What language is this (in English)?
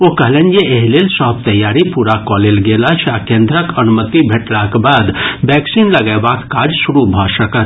Maithili